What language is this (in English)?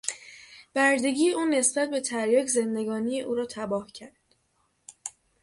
Persian